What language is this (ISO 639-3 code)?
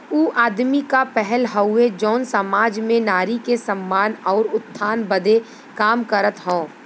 bho